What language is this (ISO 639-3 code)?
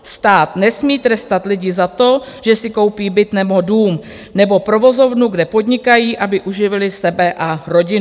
ces